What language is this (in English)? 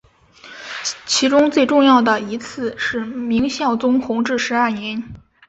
Chinese